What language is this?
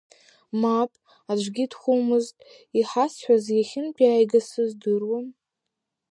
Abkhazian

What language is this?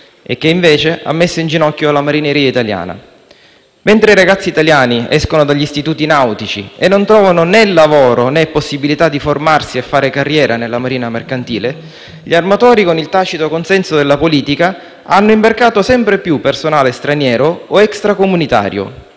Italian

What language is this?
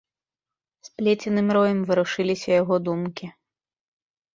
Belarusian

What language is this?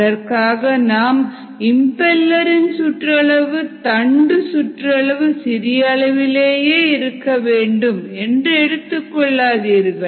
Tamil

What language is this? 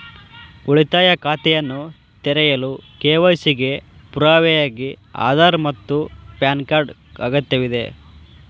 Kannada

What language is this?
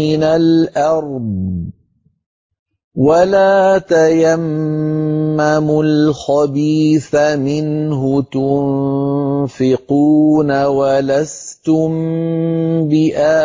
Arabic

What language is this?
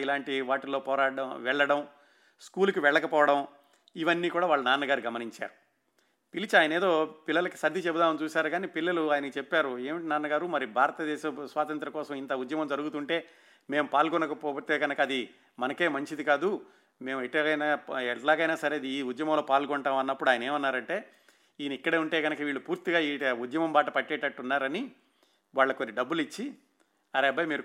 Telugu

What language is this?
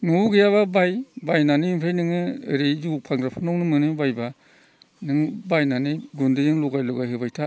Bodo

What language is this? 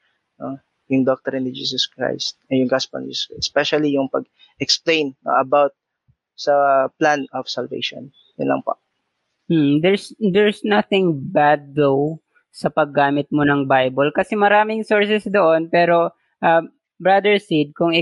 Filipino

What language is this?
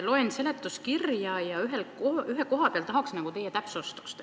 Estonian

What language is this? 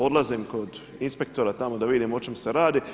Croatian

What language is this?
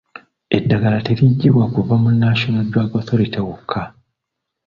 Ganda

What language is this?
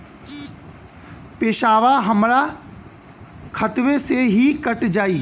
Bhojpuri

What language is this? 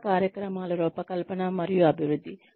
Telugu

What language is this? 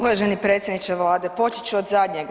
Croatian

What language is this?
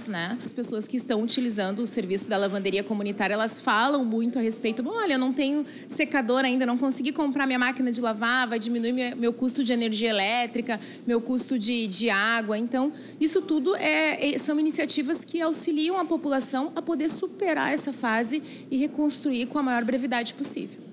Portuguese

